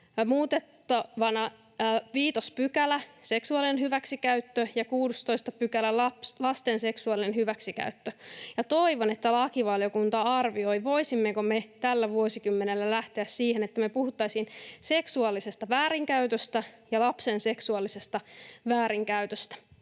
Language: Finnish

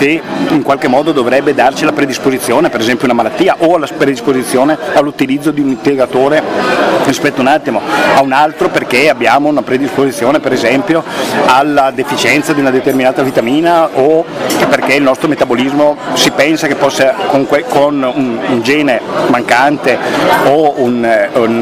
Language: Italian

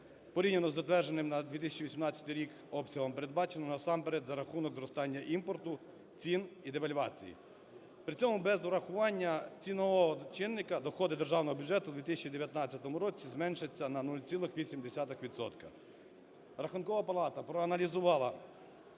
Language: Ukrainian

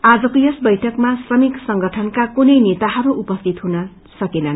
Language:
Nepali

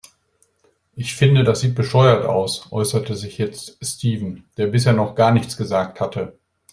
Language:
German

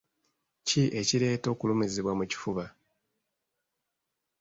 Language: Ganda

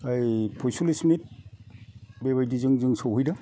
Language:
Bodo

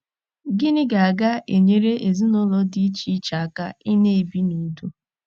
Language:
Igbo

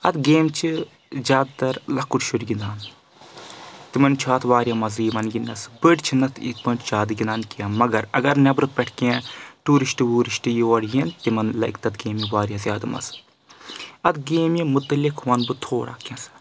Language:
Kashmiri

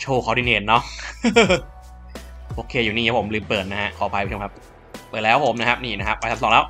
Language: Thai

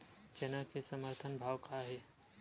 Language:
Chhattisgarhi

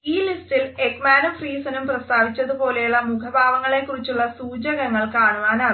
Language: Malayalam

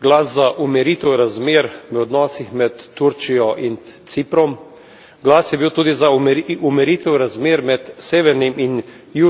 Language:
Slovenian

